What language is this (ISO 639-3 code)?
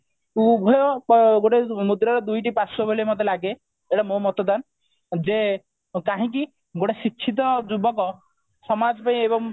ori